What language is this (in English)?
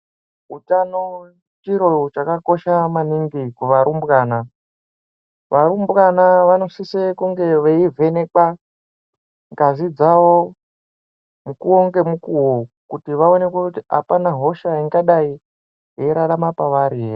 Ndau